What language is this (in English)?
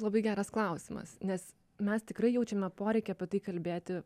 Lithuanian